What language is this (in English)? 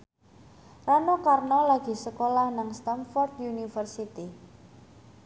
Javanese